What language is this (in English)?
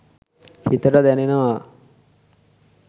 Sinhala